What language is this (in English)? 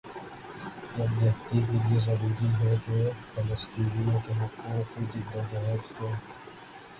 Urdu